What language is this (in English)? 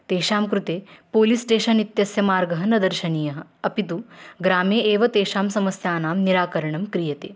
Sanskrit